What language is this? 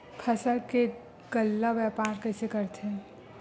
Chhattisgarhi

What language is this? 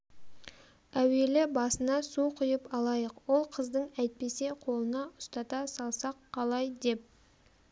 Kazakh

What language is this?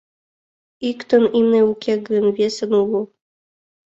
Mari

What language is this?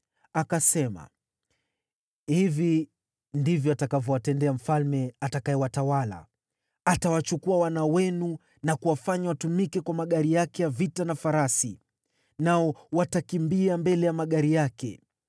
Swahili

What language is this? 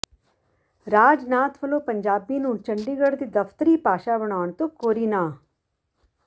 Punjabi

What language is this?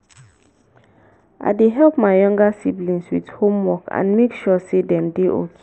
Nigerian Pidgin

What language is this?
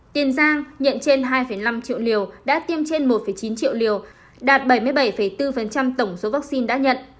Vietnamese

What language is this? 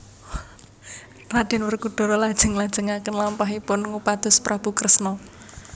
Javanese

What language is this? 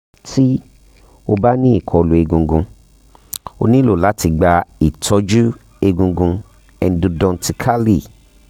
Yoruba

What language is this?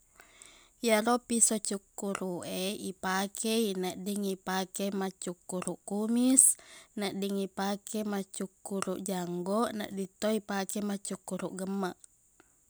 Buginese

